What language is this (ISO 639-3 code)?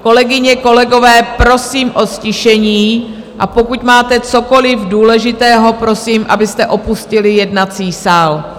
ces